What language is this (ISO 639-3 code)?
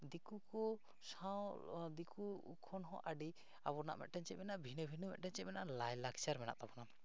sat